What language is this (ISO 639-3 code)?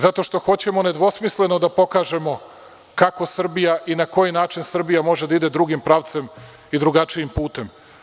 srp